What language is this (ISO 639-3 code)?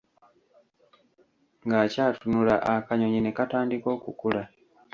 lug